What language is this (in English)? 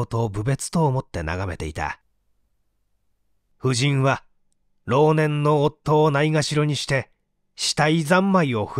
Japanese